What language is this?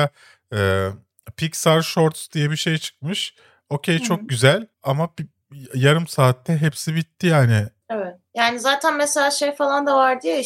Turkish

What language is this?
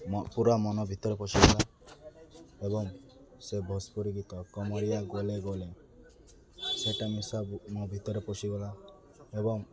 Odia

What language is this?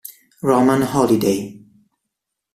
Italian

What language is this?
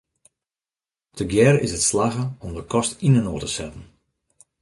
Western Frisian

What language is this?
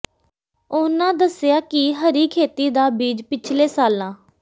Punjabi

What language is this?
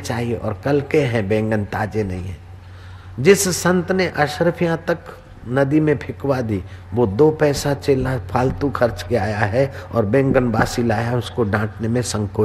Hindi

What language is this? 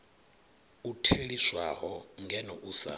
Venda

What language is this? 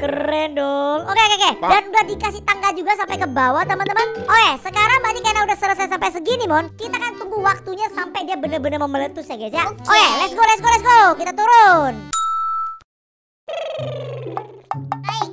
Indonesian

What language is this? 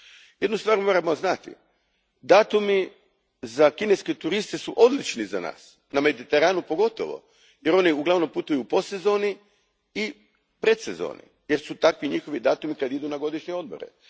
Croatian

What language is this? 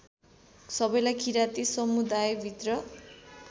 Nepali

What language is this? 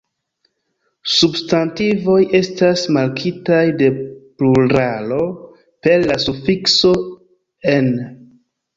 Esperanto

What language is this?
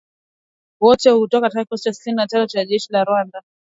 Swahili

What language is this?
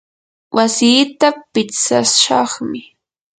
Yanahuanca Pasco Quechua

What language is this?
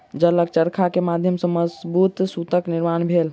Maithili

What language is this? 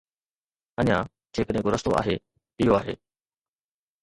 Sindhi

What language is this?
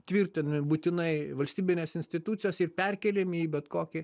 Lithuanian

